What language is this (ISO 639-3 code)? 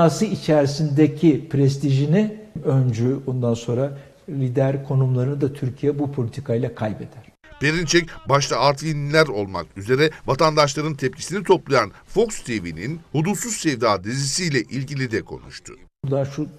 tur